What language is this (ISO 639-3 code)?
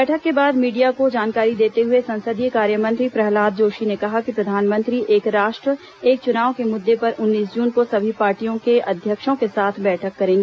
hin